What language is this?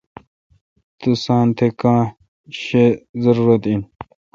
Kalkoti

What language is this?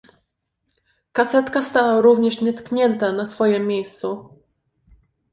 Polish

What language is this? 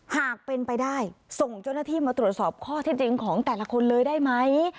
Thai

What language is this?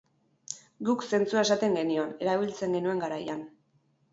Basque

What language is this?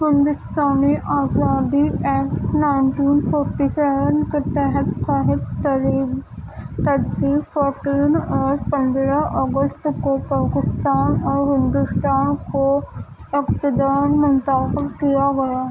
Urdu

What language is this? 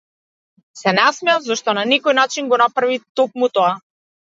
Macedonian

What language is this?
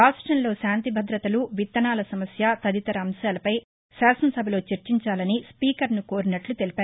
Telugu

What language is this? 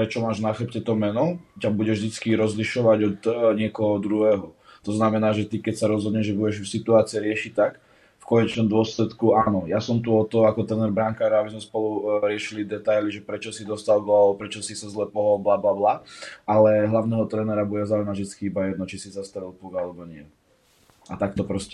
Czech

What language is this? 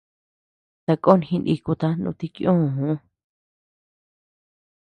Tepeuxila Cuicatec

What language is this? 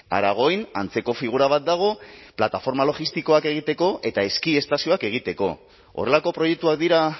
Basque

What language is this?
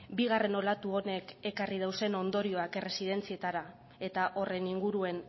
Basque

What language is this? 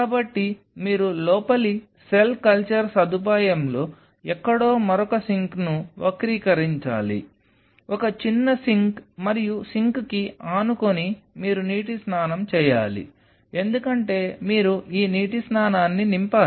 Telugu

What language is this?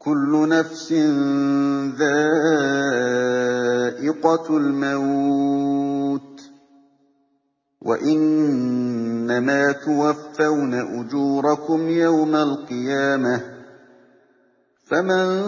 Arabic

